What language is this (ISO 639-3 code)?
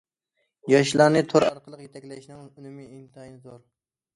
uig